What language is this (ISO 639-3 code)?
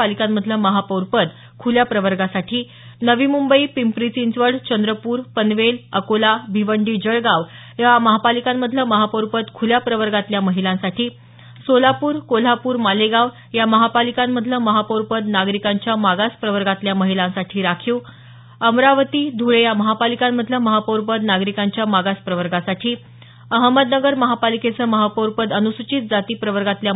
mar